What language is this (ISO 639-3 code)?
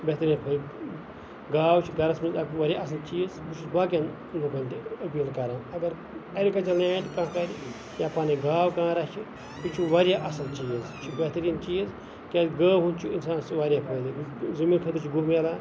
kas